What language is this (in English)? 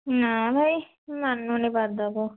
Odia